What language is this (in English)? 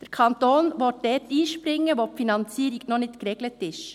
Swiss German